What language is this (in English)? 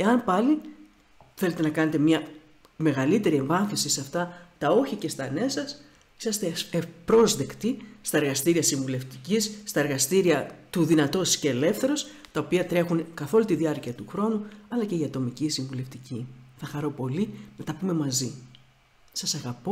Greek